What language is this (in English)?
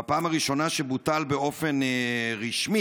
Hebrew